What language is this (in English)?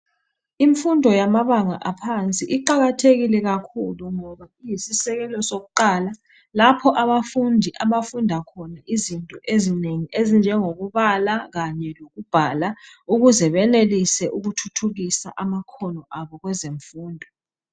North Ndebele